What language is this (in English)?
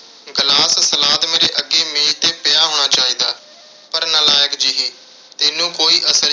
Punjabi